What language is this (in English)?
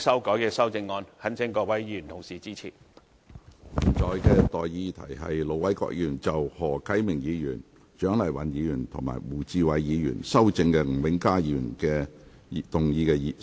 Cantonese